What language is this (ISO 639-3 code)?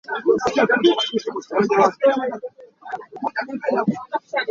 cnh